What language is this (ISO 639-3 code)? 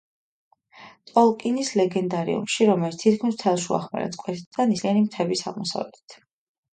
kat